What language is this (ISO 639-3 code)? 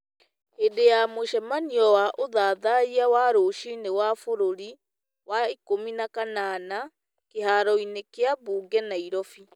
kik